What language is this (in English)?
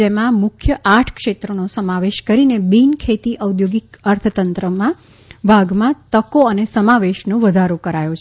Gujarati